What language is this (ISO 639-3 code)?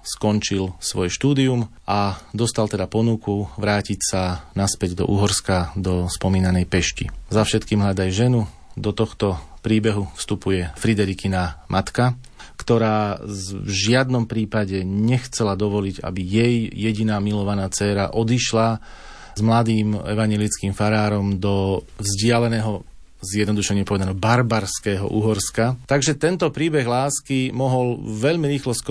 slk